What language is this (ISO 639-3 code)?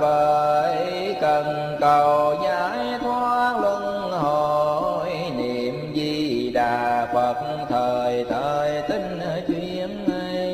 vie